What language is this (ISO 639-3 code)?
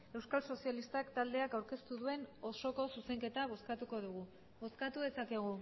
eus